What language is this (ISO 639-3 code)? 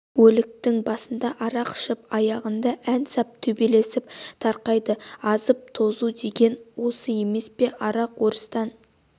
kaz